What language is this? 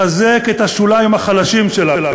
Hebrew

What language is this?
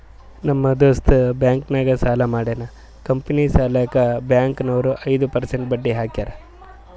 Kannada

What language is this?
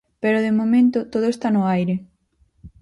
Galician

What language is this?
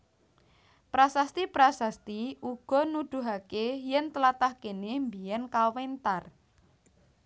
Javanese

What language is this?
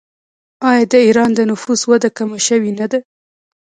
Pashto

